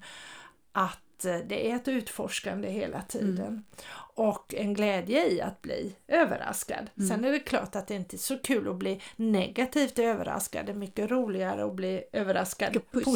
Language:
Swedish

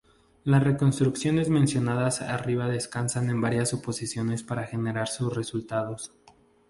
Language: Spanish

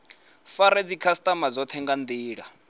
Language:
Venda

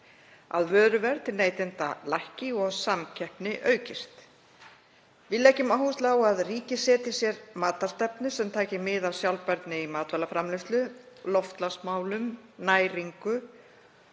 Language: Icelandic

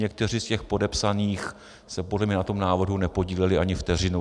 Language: Czech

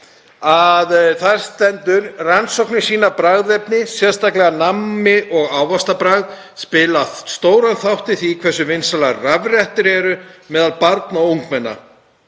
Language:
Icelandic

